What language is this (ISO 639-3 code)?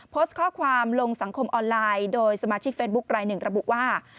tha